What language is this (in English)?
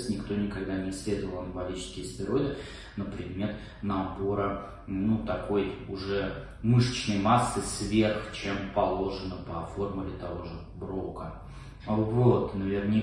Russian